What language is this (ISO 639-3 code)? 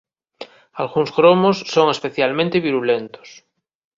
glg